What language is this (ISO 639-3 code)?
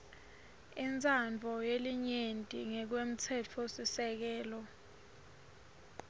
ssw